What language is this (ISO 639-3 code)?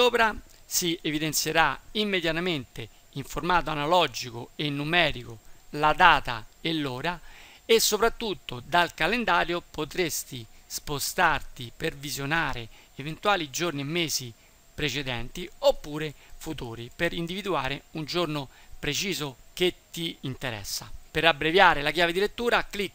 ita